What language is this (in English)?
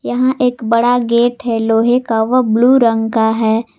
Hindi